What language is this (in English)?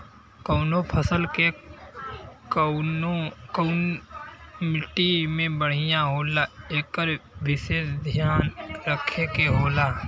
Bhojpuri